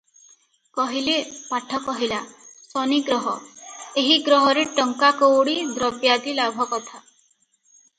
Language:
Odia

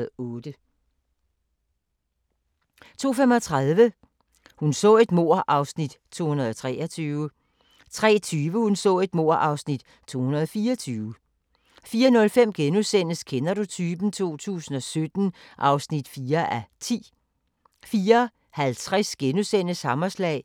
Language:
Danish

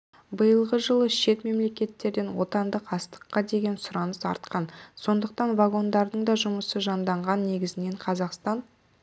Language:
Kazakh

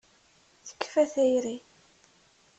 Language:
Kabyle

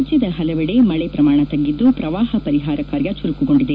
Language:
Kannada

